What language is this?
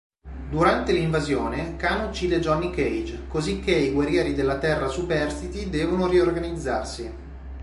Italian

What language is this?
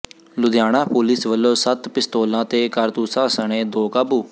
Punjabi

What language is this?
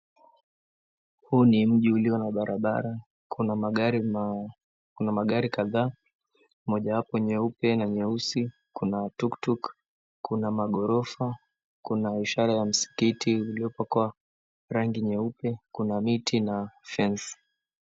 Swahili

